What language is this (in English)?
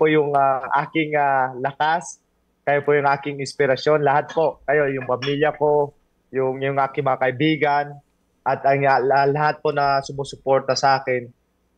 Filipino